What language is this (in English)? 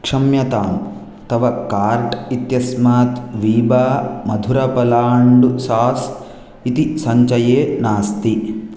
Sanskrit